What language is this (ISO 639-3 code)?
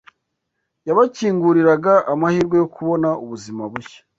kin